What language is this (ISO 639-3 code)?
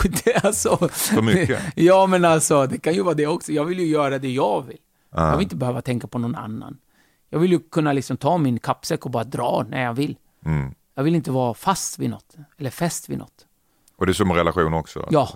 swe